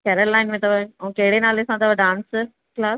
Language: Sindhi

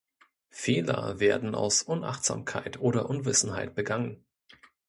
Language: German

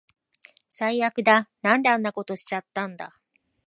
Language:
Japanese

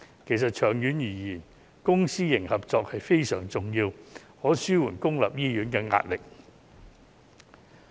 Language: Cantonese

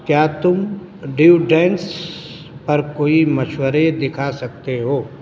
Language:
Urdu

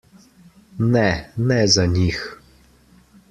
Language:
Slovenian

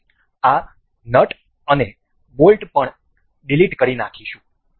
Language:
Gujarati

